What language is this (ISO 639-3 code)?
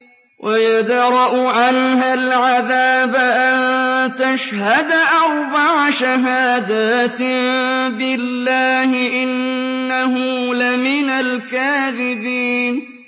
ara